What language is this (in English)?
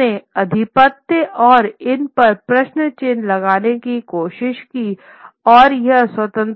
Hindi